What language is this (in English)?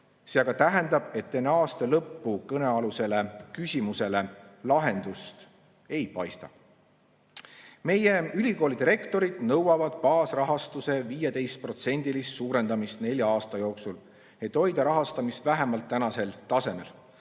Estonian